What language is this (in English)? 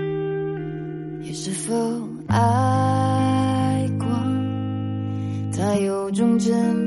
Chinese